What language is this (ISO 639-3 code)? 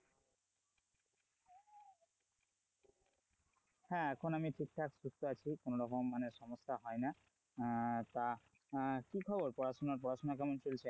ben